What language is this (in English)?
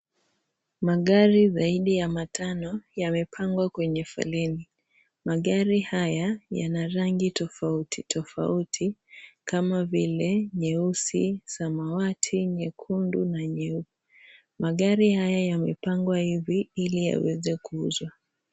Swahili